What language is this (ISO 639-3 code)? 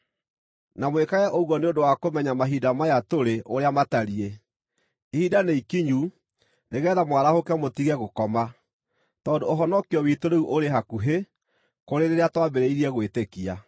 kik